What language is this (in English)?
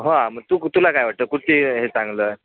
Marathi